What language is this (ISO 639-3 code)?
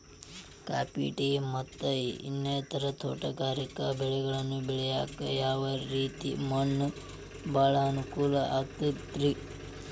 kan